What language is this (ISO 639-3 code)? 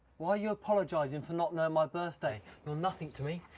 eng